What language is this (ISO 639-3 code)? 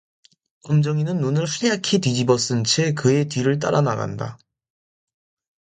kor